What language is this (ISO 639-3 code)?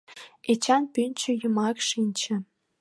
chm